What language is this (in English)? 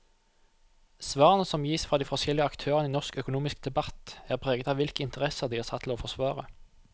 Norwegian